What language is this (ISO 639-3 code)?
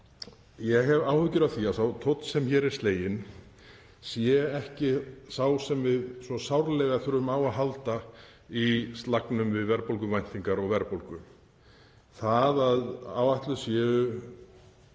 isl